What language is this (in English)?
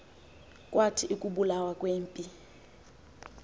Xhosa